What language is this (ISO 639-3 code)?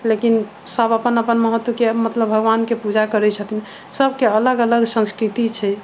mai